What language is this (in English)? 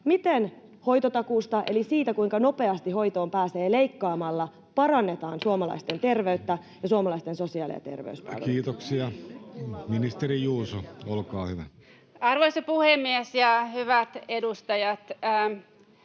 Finnish